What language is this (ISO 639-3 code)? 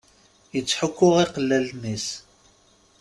kab